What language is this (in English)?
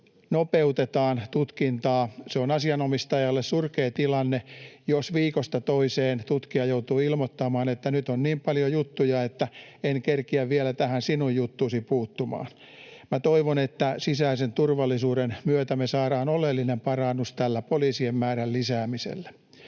Finnish